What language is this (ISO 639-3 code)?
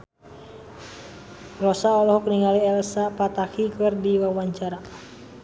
sun